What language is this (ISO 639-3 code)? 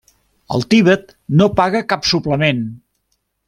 cat